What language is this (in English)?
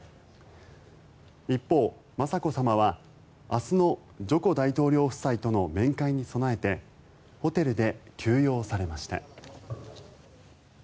Japanese